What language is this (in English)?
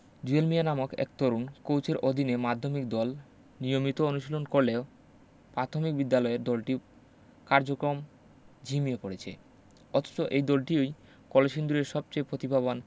Bangla